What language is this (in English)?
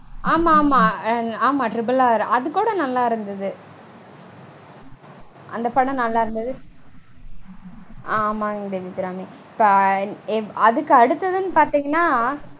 Tamil